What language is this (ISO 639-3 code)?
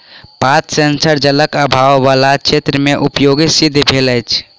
mai